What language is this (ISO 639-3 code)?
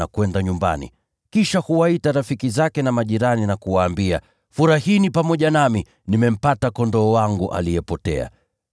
swa